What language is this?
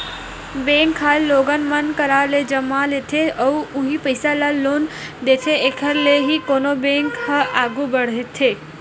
Chhattisgarhi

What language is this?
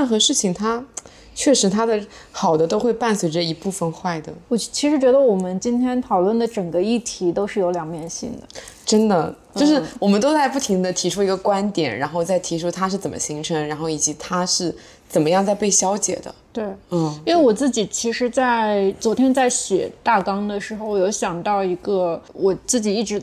Chinese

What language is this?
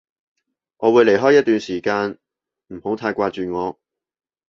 Cantonese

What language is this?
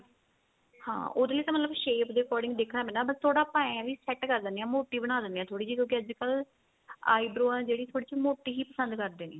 Punjabi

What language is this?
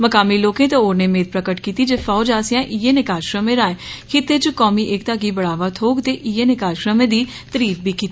Dogri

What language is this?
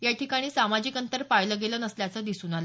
Marathi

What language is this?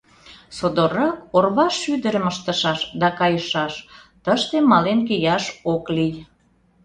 Mari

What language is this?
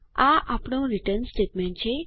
Gujarati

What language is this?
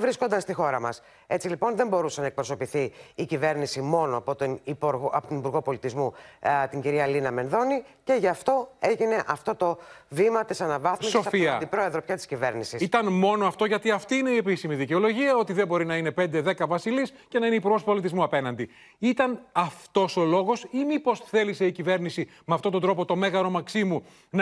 Greek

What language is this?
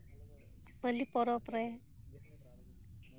Santali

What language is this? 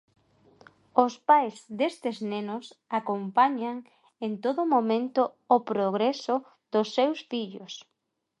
Galician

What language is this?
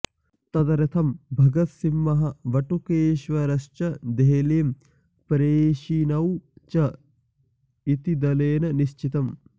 Sanskrit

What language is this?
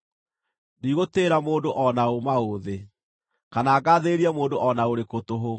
Kikuyu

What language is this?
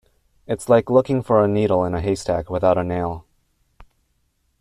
English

